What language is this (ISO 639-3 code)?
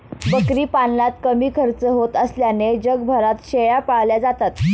mar